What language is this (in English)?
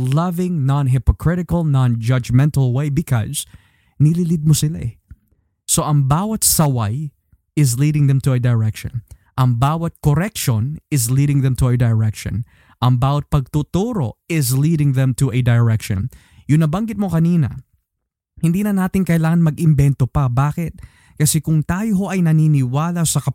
Filipino